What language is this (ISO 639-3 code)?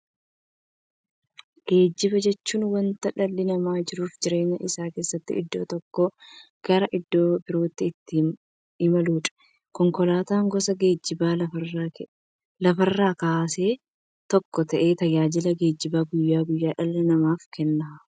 orm